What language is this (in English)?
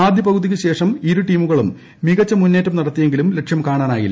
Malayalam